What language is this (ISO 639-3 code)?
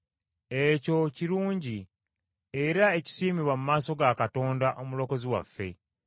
lug